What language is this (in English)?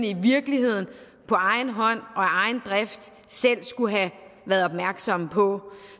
Danish